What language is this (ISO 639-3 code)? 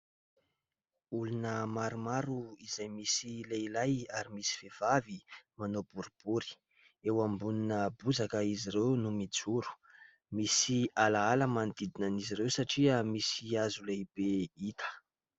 mlg